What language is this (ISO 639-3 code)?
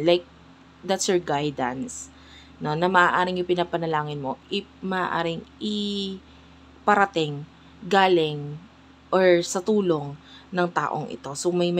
fil